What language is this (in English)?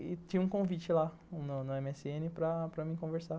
Portuguese